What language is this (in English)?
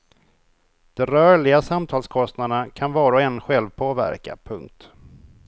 Swedish